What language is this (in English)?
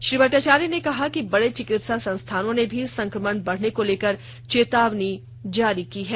Hindi